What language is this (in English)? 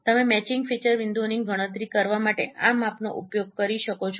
Gujarati